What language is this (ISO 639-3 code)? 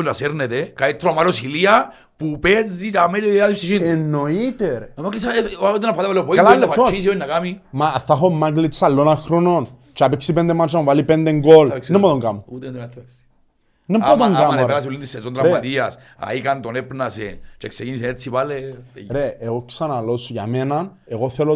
ell